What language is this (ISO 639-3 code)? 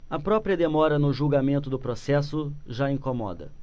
por